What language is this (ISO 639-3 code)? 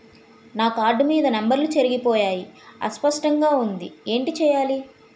tel